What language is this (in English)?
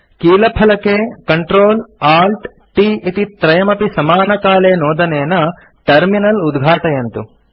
Sanskrit